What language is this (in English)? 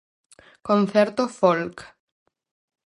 Galician